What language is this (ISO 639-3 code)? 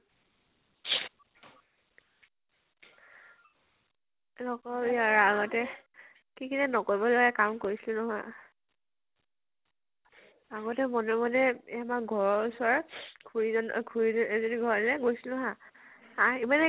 asm